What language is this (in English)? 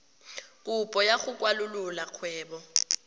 Tswana